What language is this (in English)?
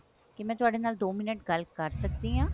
Punjabi